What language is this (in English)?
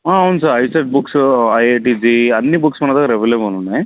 Telugu